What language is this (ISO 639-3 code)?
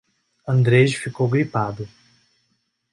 por